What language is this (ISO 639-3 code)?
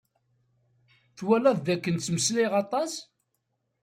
kab